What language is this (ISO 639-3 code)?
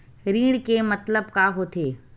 hne